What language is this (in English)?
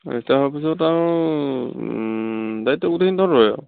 Assamese